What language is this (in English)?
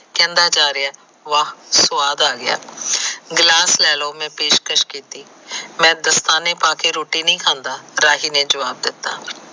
Punjabi